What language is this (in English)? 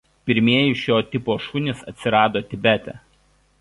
Lithuanian